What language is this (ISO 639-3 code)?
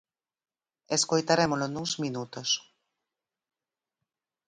glg